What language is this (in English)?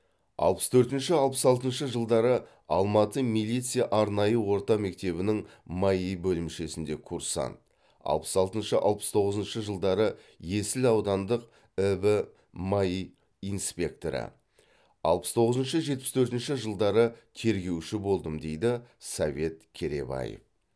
Kazakh